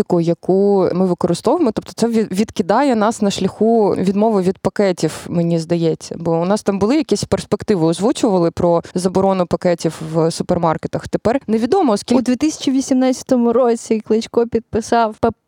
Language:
Ukrainian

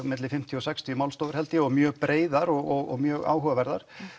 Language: Icelandic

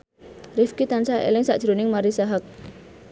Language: Javanese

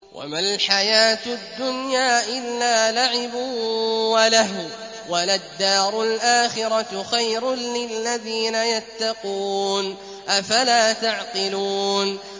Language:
Arabic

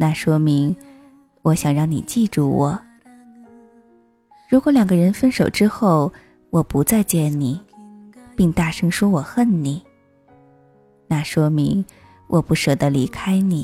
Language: Chinese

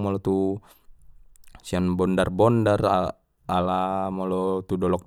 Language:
Batak Mandailing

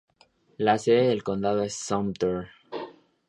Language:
Spanish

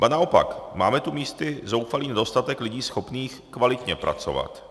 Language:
Czech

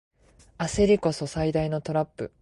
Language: Japanese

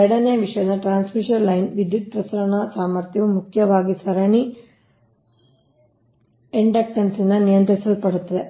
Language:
Kannada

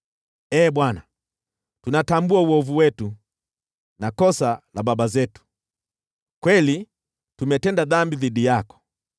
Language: Swahili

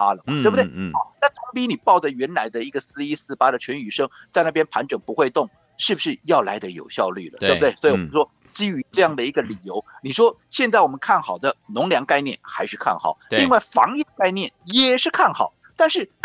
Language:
Chinese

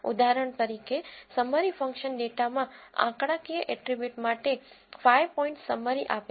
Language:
Gujarati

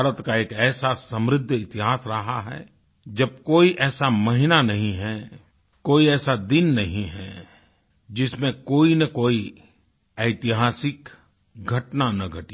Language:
Hindi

